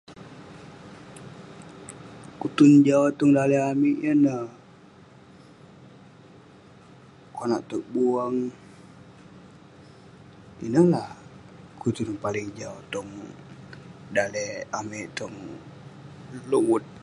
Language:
Western Penan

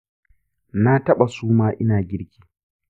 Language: Hausa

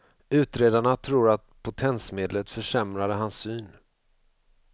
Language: Swedish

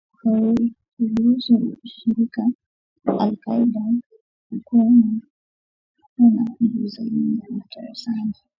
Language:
Swahili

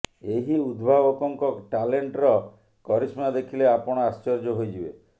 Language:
Odia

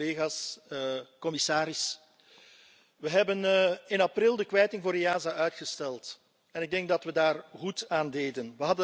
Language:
Dutch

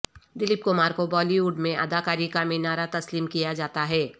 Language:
Urdu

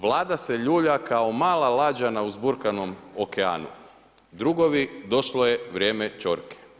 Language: Croatian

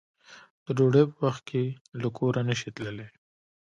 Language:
Pashto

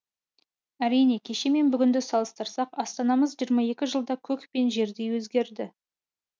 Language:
Kazakh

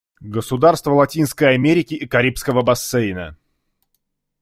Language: Russian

